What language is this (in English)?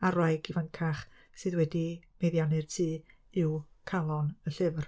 Welsh